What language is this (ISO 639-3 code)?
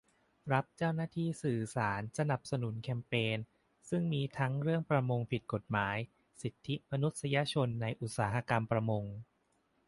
tha